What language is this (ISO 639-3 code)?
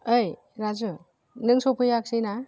brx